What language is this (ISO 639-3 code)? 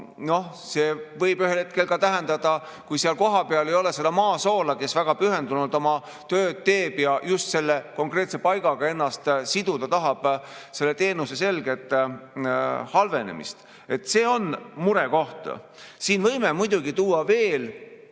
est